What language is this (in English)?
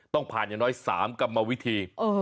Thai